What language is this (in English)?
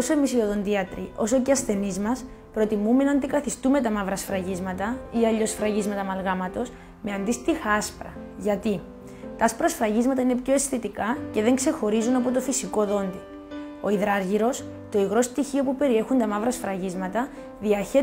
Greek